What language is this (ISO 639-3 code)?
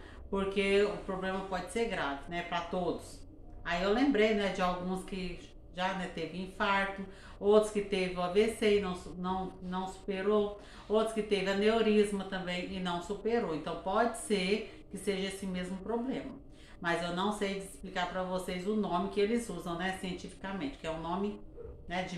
por